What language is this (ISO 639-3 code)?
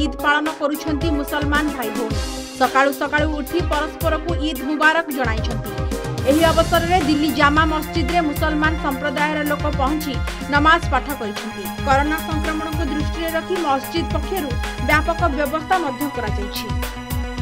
ron